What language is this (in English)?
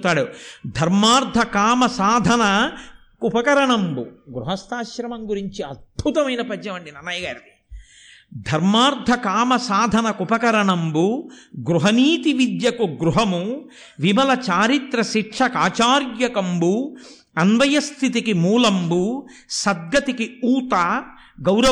Telugu